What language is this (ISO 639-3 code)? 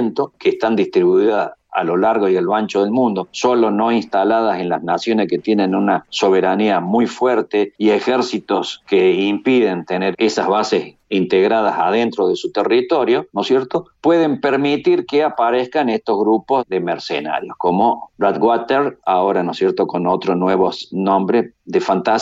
spa